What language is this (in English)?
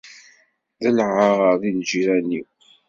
Kabyle